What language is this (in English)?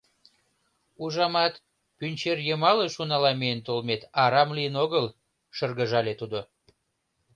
Mari